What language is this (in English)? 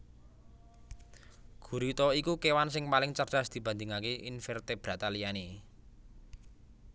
Javanese